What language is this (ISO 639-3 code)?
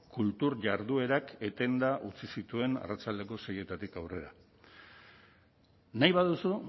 eus